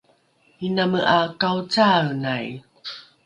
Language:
Rukai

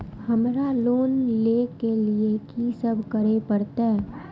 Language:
Maithili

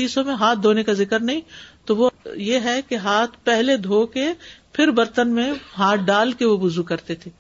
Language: Urdu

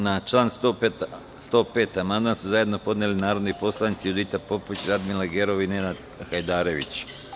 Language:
Serbian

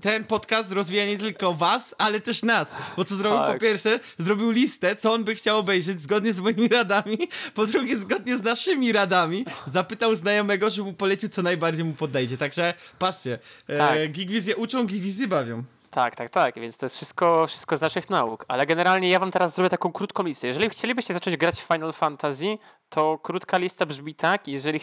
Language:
Polish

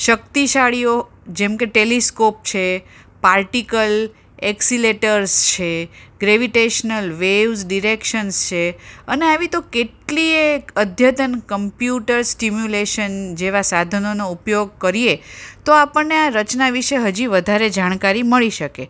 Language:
Gujarati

